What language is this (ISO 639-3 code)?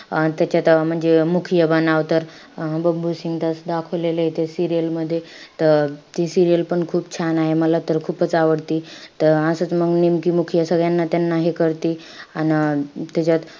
mar